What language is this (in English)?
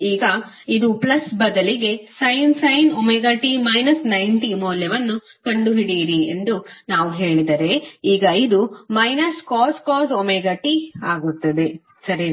Kannada